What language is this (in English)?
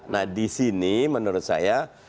Indonesian